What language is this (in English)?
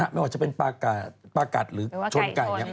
Thai